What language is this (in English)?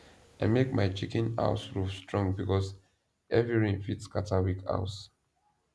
Nigerian Pidgin